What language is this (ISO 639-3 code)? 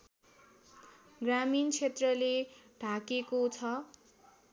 nep